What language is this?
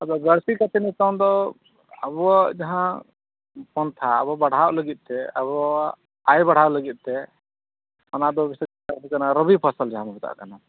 Santali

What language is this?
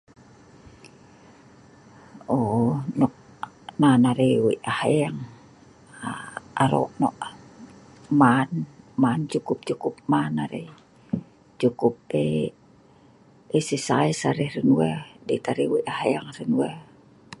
Sa'ban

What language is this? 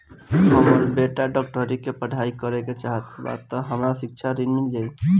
Bhojpuri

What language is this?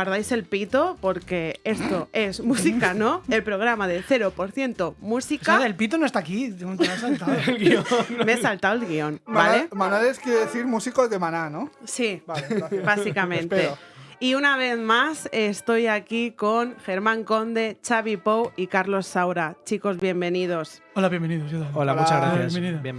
Spanish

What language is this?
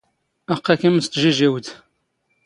Standard Moroccan Tamazight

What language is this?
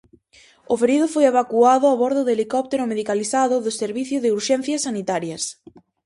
Galician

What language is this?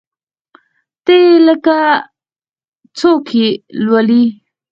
Pashto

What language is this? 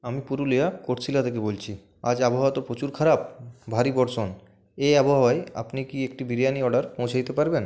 Bangla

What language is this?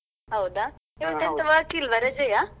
Kannada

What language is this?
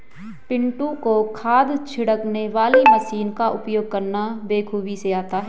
Hindi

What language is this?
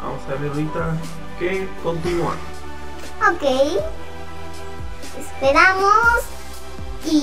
Spanish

